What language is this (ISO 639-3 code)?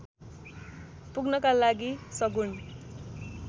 nep